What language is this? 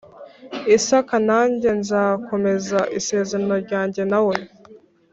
Kinyarwanda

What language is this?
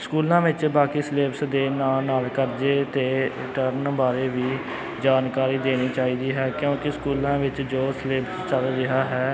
Punjabi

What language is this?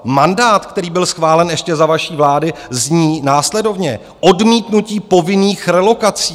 Czech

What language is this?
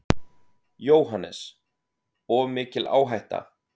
Icelandic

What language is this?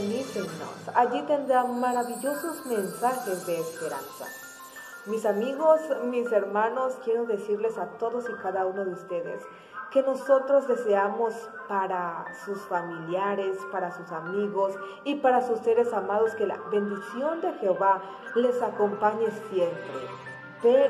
Spanish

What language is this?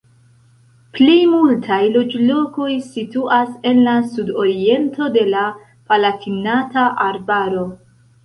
Esperanto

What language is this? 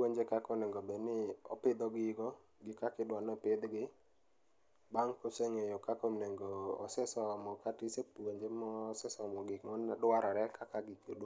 Luo (Kenya and Tanzania)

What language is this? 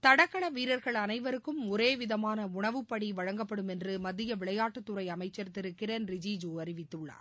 Tamil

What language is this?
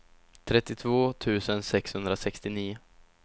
Swedish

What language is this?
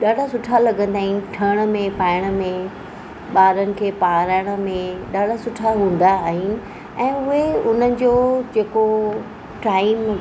Sindhi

